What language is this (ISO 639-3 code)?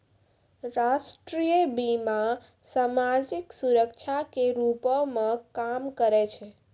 mai